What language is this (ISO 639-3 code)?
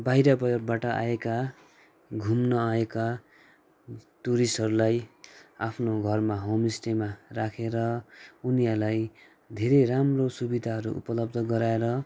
nep